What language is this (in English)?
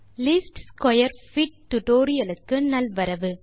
Tamil